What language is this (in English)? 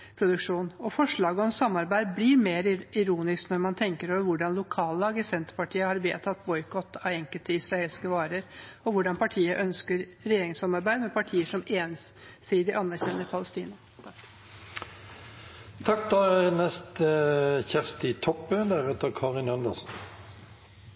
Norwegian